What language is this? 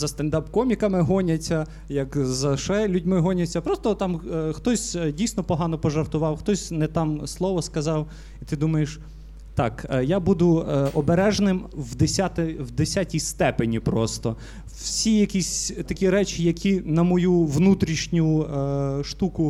Ukrainian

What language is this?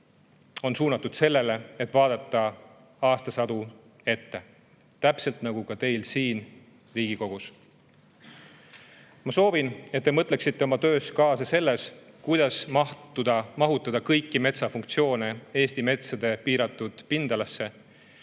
Estonian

